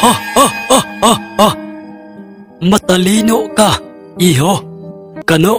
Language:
Filipino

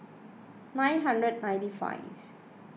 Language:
English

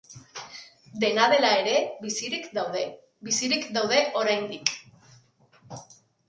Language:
Basque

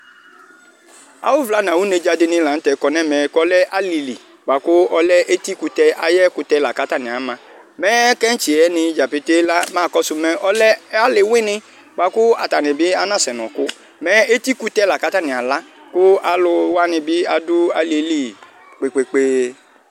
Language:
Ikposo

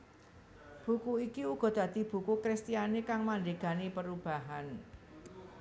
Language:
Javanese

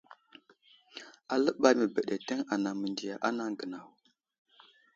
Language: Wuzlam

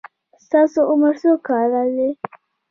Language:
Pashto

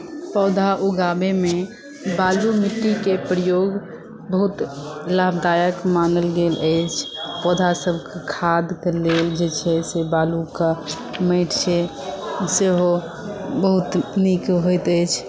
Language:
Maithili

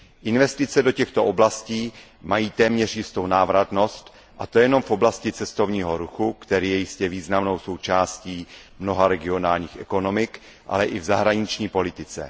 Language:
Czech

